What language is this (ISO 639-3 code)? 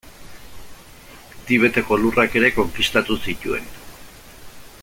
eus